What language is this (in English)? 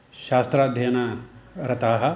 Sanskrit